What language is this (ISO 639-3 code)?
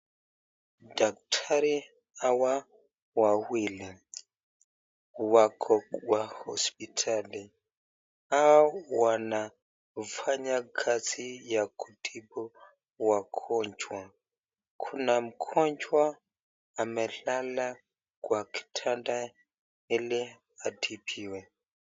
swa